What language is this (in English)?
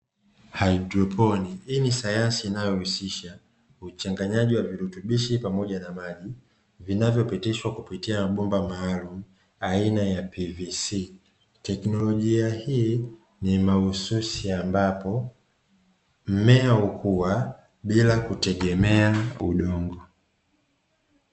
Swahili